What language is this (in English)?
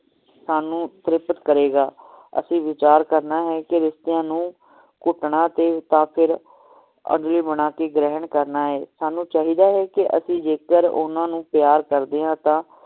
Punjabi